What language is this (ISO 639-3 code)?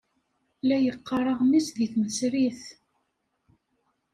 kab